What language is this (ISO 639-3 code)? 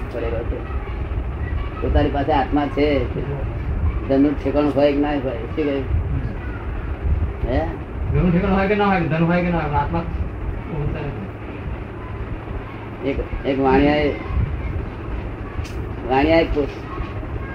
guj